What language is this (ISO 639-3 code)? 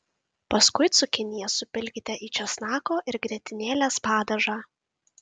lit